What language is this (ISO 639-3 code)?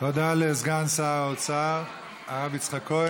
heb